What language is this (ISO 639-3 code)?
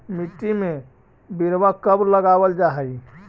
mag